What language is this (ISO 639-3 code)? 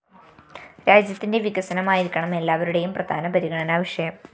mal